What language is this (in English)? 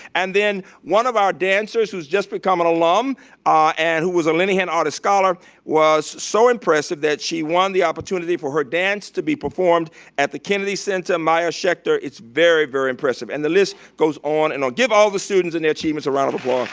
English